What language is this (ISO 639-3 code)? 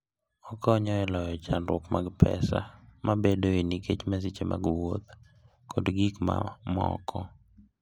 luo